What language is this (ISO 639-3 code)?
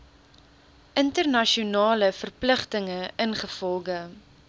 afr